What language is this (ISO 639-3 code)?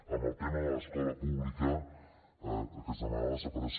cat